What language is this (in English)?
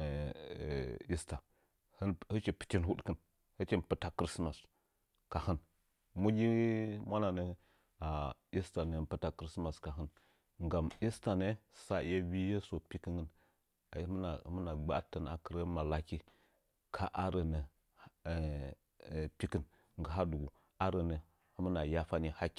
Nzanyi